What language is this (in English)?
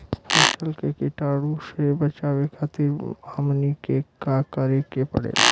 Bhojpuri